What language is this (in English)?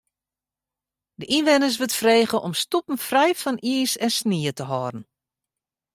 Western Frisian